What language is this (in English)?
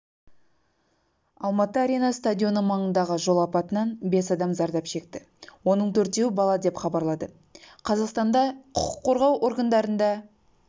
Kazakh